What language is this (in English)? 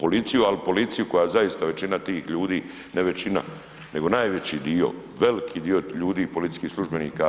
Croatian